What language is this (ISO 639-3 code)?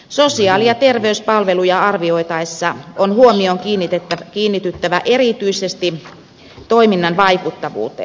fin